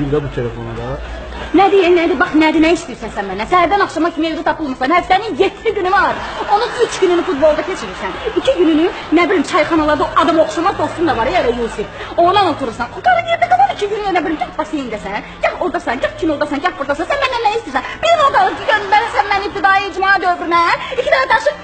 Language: Turkish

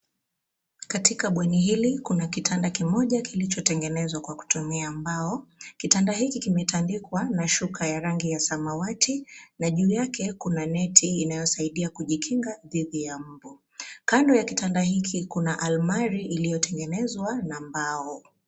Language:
Swahili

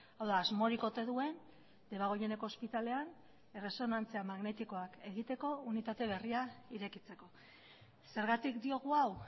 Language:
Basque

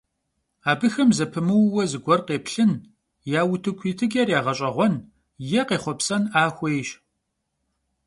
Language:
Kabardian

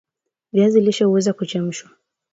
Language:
Swahili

